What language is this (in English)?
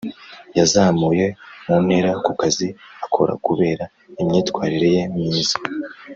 Kinyarwanda